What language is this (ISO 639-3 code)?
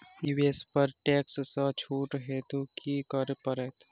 mai